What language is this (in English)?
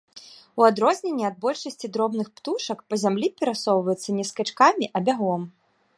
Belarusian